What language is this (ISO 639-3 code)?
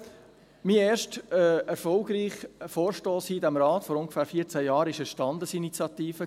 gsw